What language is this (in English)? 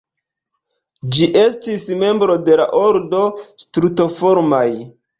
Esperanto